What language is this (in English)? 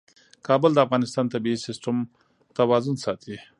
Pashto